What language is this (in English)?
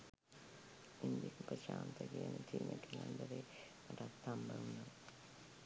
Sinhala